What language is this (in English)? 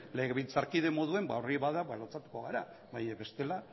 Basque